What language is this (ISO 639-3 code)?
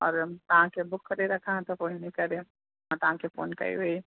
snd